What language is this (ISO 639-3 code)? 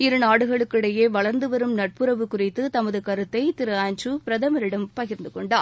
tam